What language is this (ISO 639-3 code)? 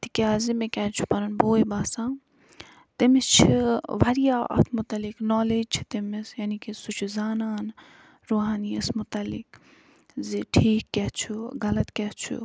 kas